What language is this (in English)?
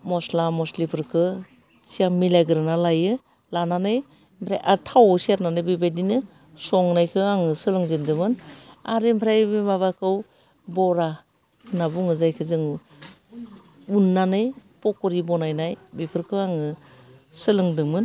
Bodo